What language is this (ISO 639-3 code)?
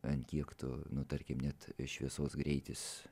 lit